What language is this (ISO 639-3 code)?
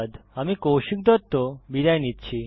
ben